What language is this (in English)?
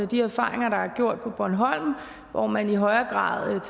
Danish